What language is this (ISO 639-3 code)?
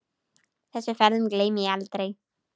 isl